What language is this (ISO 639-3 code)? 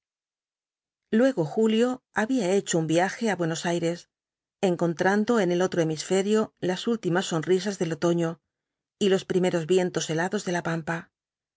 spa